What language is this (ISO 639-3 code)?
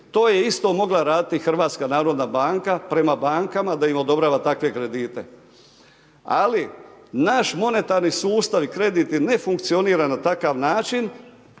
hrv